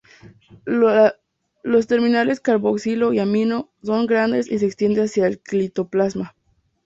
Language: Spanish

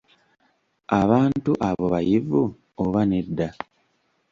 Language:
Ganda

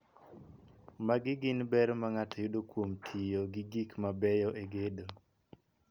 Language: Luo (Kenya and Tanzania)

